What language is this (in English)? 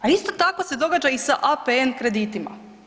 Croatian